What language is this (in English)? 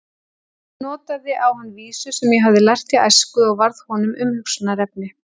Icelandic